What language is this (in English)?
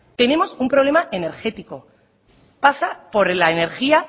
Spanish